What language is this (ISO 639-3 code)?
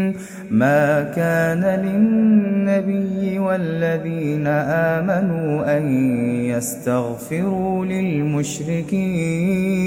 ara